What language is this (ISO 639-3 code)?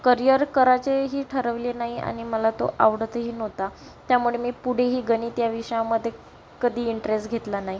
mar